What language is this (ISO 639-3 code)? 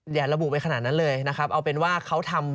tha